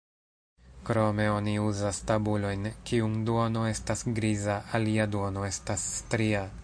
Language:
Esperanto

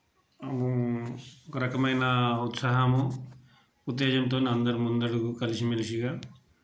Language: Telugu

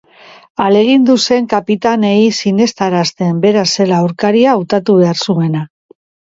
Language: Basque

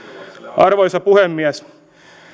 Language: Finnish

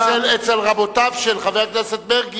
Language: Hebrew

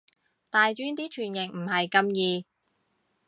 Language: Cantonese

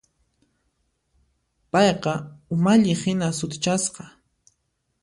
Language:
Puno Quechua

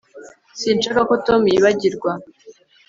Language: Kinyarwanda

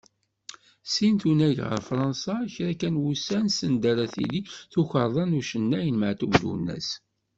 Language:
Kabyle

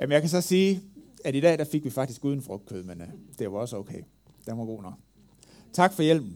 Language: Danish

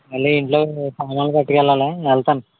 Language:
Telugu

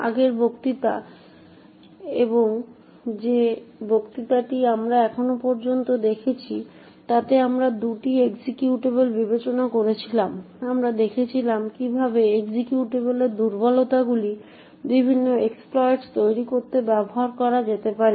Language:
Bangla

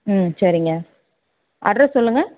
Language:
Tamil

